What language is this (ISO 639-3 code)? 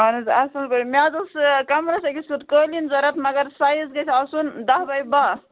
kas